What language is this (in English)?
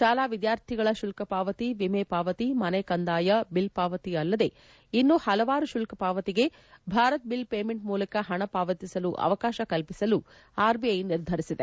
Kannada